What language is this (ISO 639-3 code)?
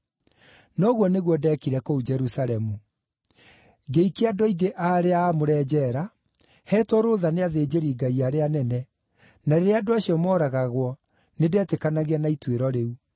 kik